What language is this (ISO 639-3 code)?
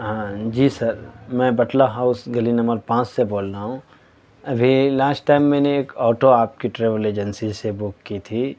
urd